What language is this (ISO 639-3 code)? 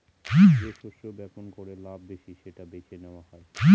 ben